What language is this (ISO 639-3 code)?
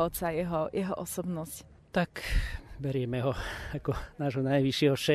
slk